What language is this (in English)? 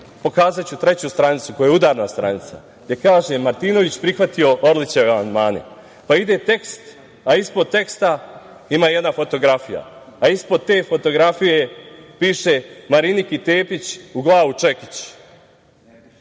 Serbian